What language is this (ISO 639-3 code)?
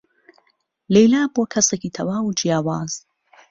ckb